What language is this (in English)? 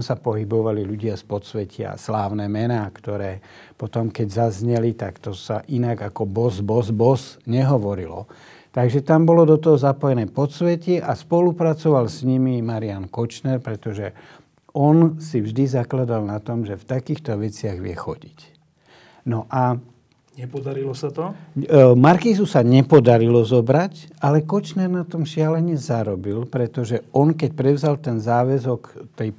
Slovak